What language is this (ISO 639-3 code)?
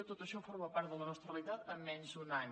cat